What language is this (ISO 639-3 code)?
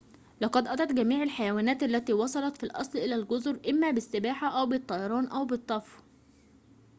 ara